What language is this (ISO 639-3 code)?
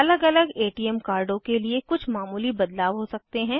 hin